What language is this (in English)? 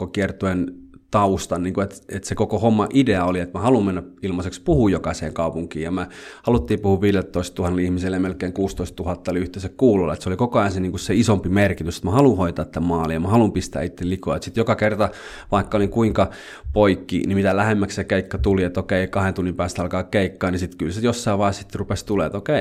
Finnish